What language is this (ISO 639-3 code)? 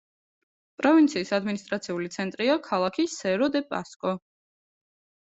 kat